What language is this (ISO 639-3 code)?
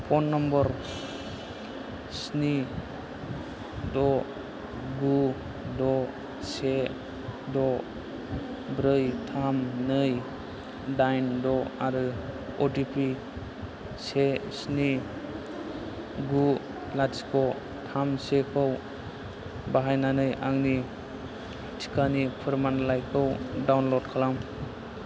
brx